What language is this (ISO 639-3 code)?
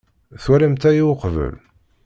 kab